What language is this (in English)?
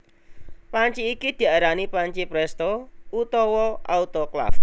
Javanese